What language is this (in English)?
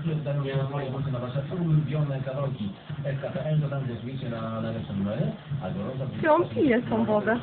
Polish